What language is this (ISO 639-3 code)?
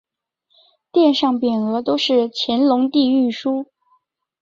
zho